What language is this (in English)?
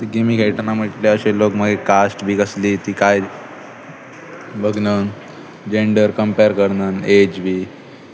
Konkani